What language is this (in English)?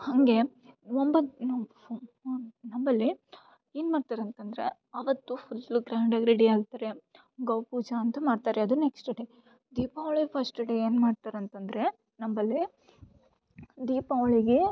Kannada